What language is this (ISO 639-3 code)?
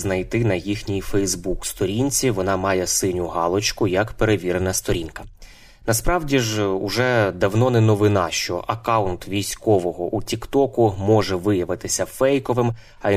ukr